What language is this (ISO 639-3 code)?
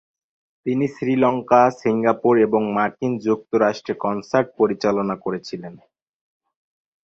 ben